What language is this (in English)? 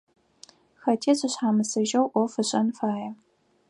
Adyghe